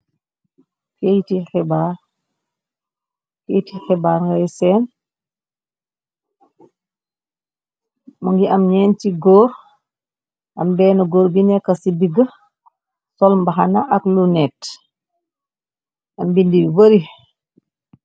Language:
Wolof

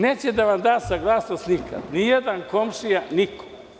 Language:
Serbian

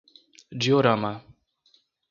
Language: Portuguese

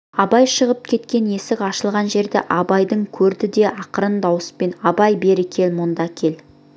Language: Kazakh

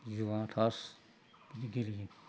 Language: Bodo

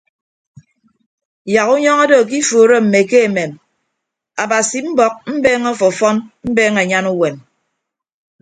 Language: Ibibio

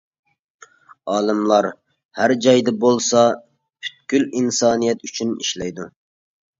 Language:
Uyghur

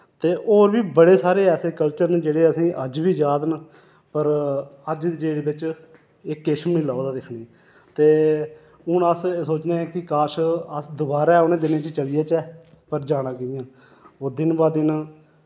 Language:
Dogri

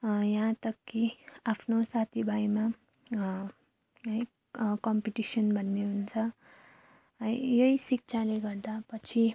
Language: Nepali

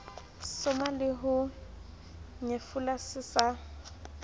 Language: Southern Sotho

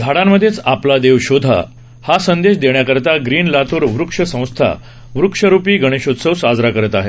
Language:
Marathi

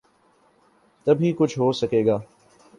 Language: Urdu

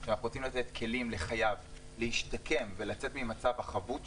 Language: Hebrew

